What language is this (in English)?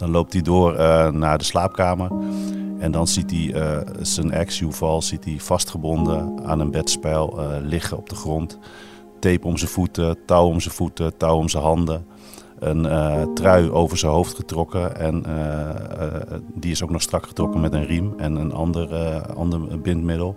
Dutch